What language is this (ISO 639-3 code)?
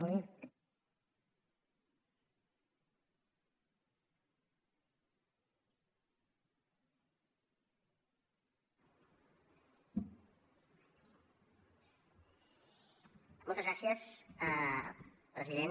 cat